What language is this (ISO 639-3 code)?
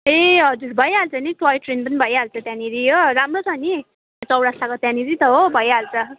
nep